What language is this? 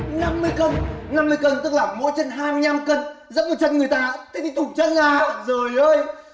Vietnamese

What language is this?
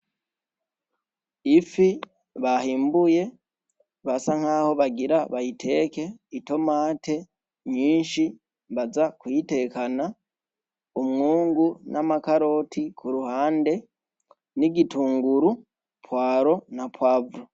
Rundi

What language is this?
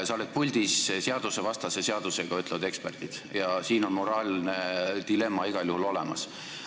Estonian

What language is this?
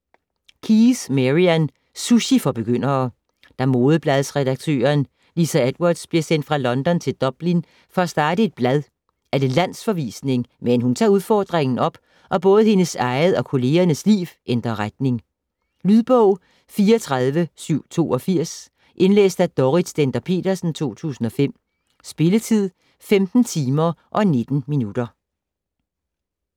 Danish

